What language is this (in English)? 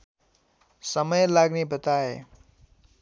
Nepali